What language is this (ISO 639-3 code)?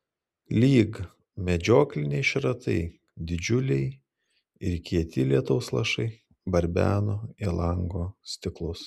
lit